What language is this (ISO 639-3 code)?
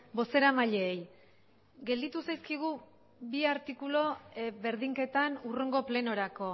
eus